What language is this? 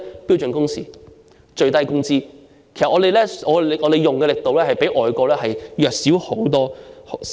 Cantonese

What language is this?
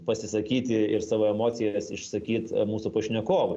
Lithuanian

